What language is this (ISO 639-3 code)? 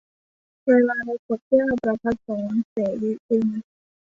tha